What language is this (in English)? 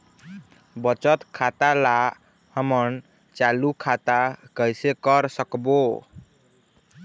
Chhattisgarhi